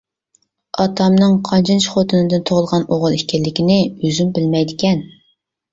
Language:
Uyghur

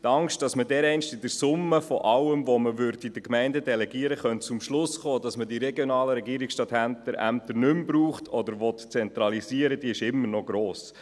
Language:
Swiss German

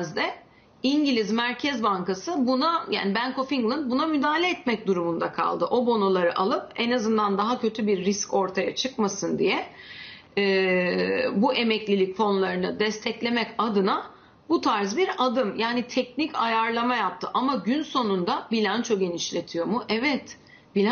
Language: Turkish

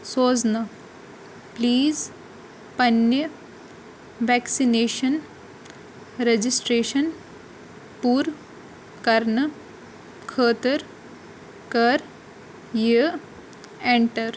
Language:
Kashmiri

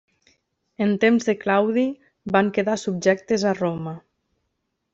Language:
Catalan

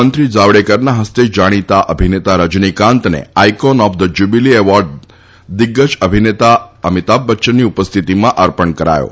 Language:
Gujarati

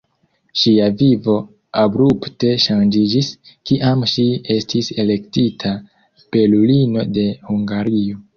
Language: Esperanto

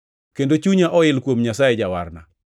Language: Luo (Kenya and Tanzania)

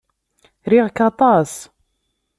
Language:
Kabyle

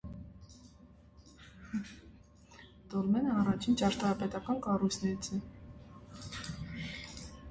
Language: Armenian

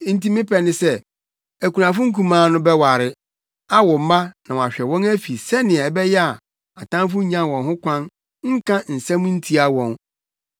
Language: Akan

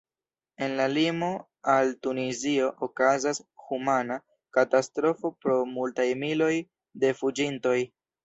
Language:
Esperanto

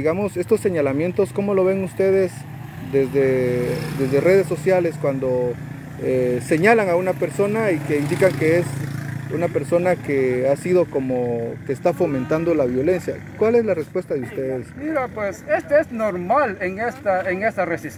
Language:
Spanish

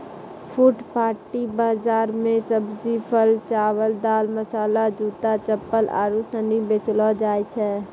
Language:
Maithili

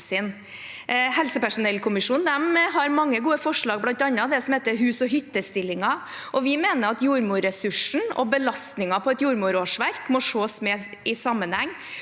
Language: Norwegian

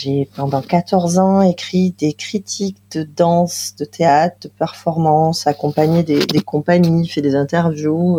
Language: French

